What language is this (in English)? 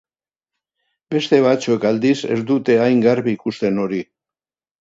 Basque